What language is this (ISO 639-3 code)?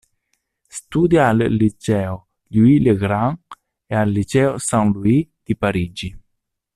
ita